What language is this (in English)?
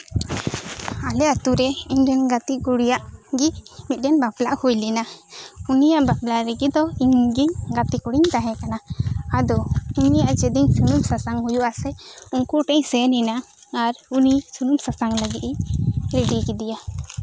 Santali